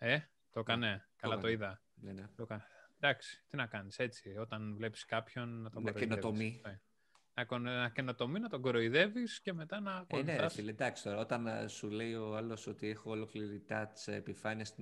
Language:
Greek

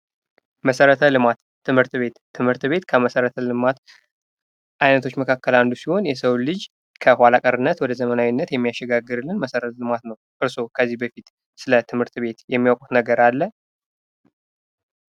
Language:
Amharic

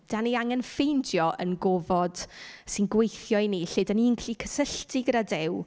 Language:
Welsh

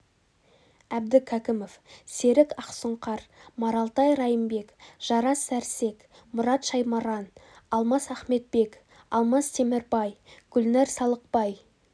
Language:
Kazakh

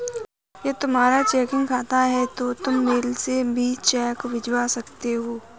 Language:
Hindi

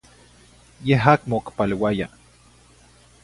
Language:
Zacatlán-Ahuacatlán-Tepetzintla Nahuatl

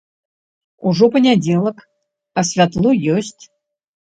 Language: Belarusian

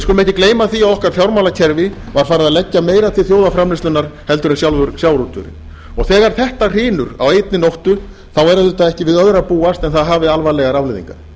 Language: Icelandic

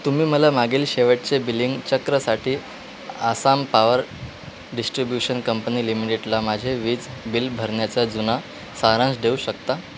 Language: Marathi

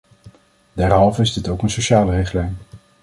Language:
Dutch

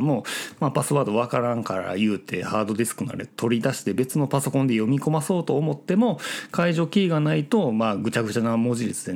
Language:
Japanese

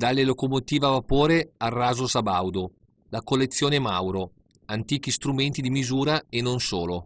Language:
Italian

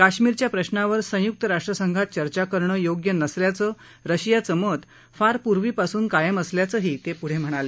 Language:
Marathi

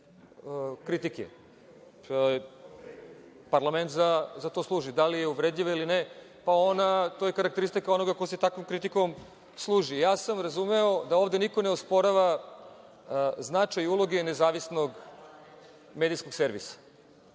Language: Serbian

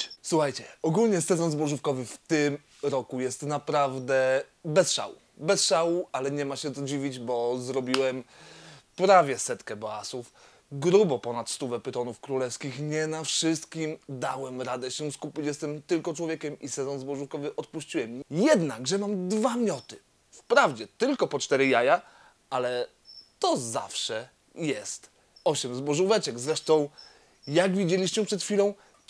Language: Polish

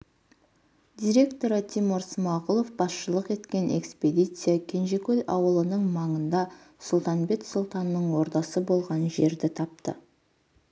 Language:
Kazakh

